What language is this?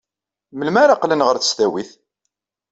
Kabyle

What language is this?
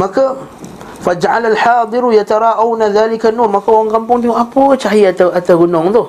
Malay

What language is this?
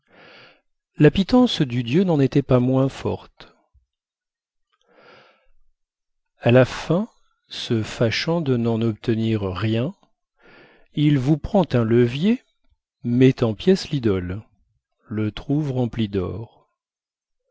French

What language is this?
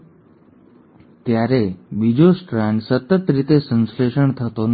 Gujarati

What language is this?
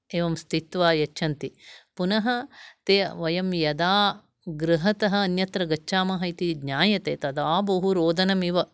Sanskrit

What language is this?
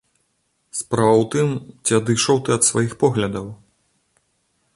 Belarusian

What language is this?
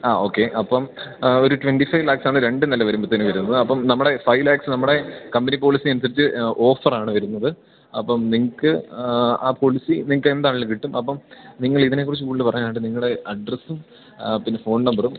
Malayalam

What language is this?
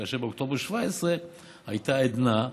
Hebrew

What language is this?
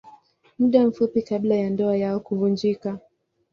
Swahili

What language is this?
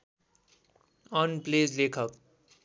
Nepali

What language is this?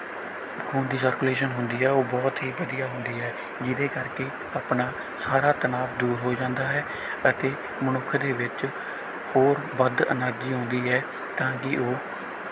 Punjabi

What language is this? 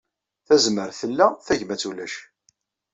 Kabyle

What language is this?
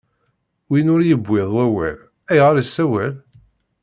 Kabyle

